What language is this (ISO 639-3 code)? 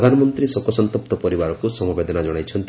ori